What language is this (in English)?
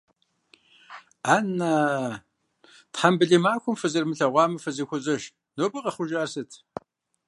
Kabardian